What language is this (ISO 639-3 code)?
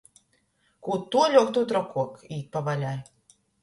ltg